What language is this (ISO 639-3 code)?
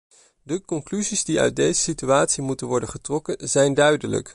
nld